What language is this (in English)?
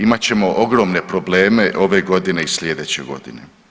Croatian